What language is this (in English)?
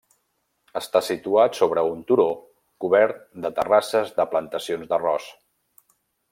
Catalan